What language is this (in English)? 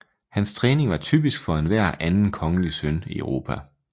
Danish